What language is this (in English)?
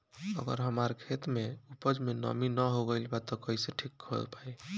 Bhojpuri